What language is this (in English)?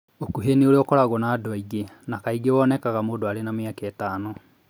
Kikuyu